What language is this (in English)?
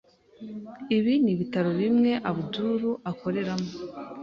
Kinyarwanda